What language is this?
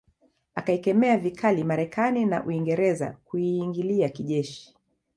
Swahili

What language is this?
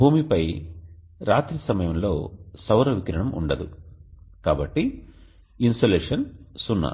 Telugu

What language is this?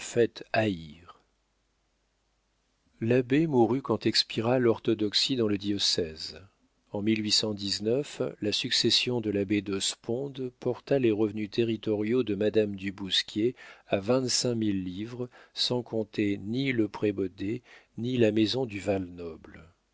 French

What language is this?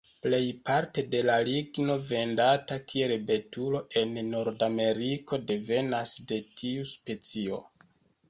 Esperanto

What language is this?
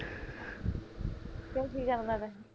Punjabi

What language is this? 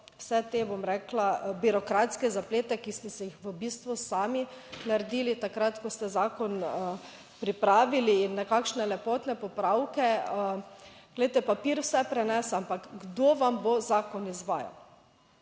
Slovenian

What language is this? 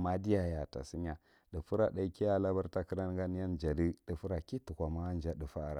Marghi Central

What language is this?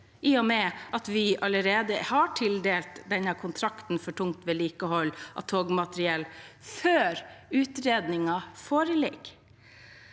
Norwegian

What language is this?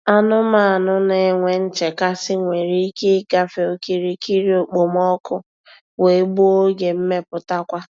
Igbo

